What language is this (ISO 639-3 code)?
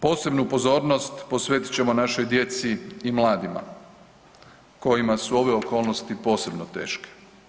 hrv